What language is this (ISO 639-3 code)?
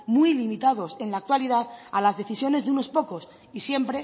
spa